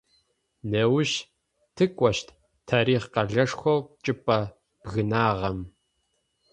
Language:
Adyghe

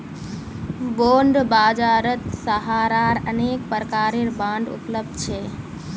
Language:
Magahi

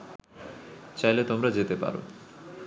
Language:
Bangla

